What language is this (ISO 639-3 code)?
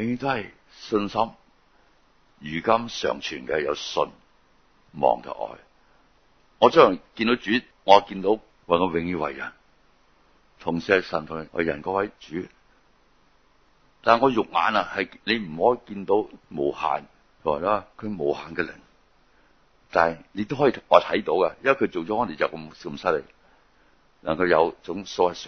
zho